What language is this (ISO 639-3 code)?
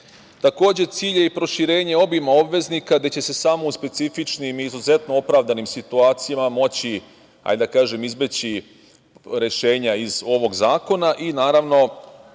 srp